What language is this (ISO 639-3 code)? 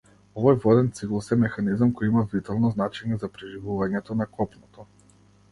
mkd